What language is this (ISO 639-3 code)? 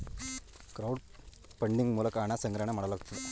kan